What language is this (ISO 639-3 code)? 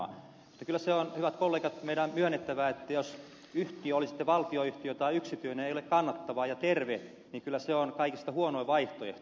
fin